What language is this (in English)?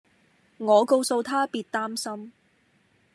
Cantonese